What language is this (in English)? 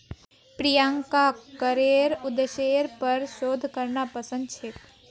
Magahi